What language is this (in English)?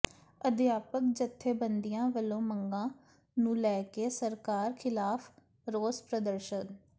Punjabi